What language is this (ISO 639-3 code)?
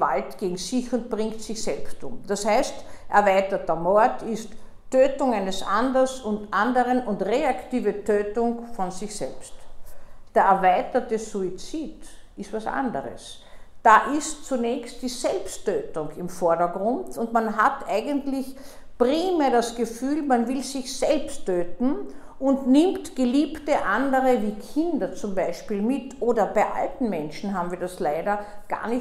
deu